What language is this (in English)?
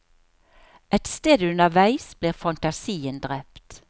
Norwegian